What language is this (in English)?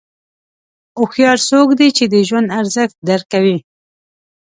Pashto